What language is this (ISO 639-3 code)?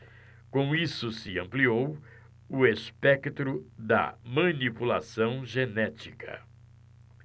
por